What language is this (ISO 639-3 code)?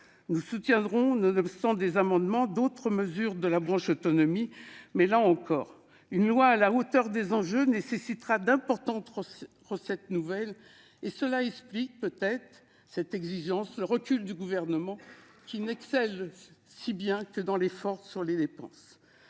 fra